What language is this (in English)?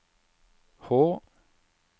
Norwegian